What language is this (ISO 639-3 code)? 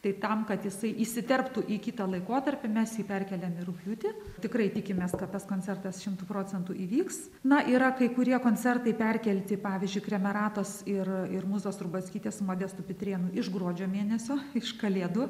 lit